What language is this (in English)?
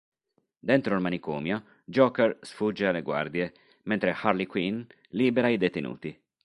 Italian